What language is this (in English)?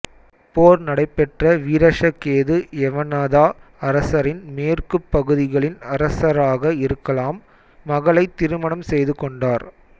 Tamil